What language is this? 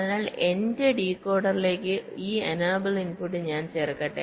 Malayalam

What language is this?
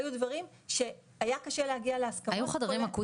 Hebrew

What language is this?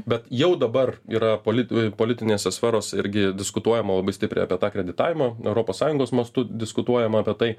Lithuanian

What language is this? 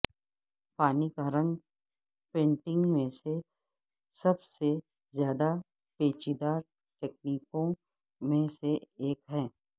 Urdu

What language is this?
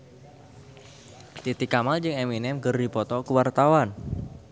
Sundanese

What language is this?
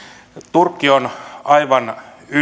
Finnish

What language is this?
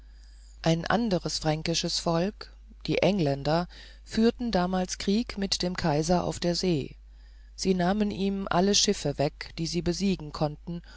German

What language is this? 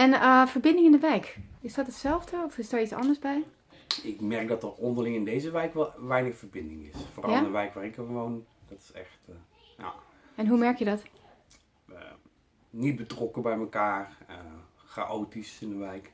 Dutch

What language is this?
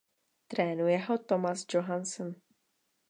Czech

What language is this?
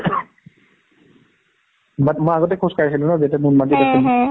Assamese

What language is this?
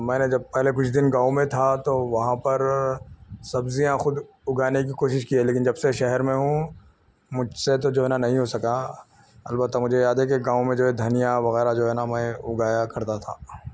Urdu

